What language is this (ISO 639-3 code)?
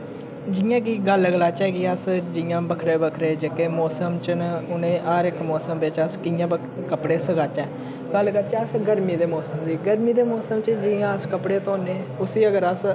doi